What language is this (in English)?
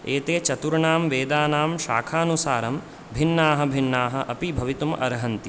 Sanskrit